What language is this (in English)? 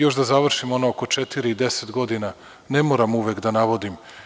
Serbian